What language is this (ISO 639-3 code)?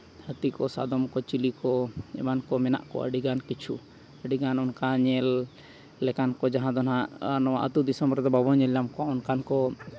sat